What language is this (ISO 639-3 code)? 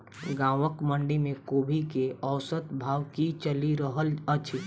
mai